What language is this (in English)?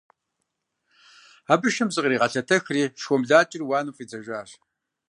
Kabardian